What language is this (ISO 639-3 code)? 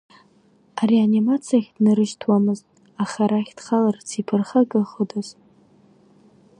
abk